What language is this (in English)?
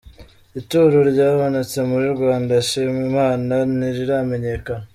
Kinyarwanda